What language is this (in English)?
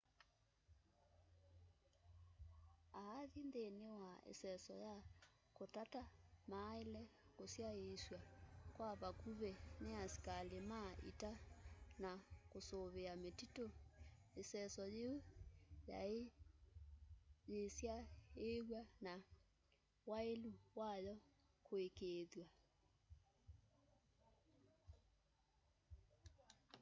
Kamba